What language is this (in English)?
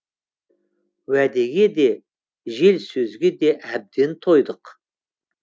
Kazakh